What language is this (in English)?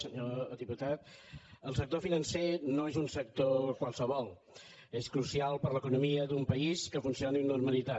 Catalan